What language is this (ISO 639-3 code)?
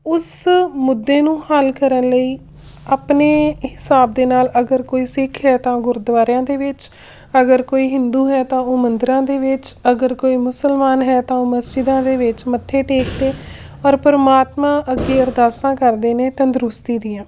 pan